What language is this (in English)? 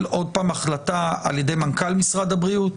Hebrew